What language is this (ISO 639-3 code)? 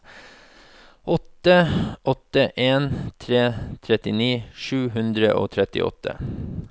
nor